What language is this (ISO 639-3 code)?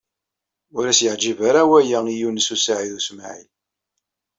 kab